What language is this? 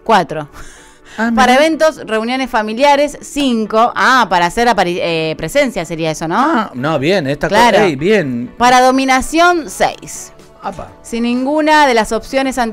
Spanish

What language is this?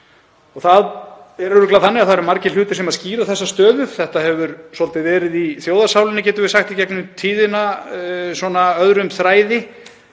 Icelandic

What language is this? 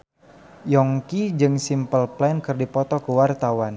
Sundanese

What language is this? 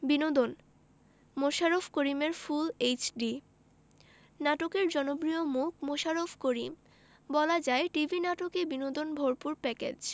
Bangla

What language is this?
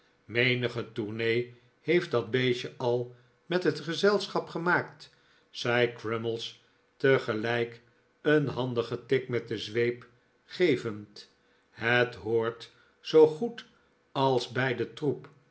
Dutch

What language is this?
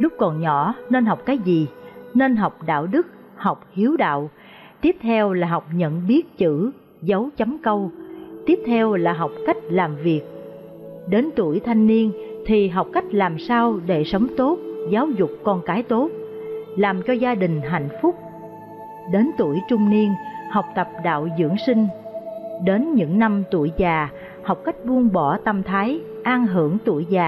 Vietnamese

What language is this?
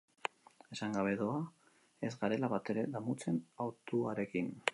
Basque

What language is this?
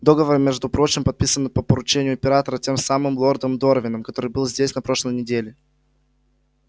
Russian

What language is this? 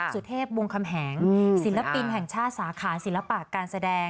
Thai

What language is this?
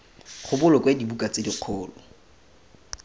Tswana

